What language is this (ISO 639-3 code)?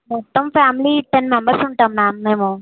tel